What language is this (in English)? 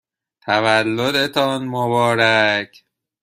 Persian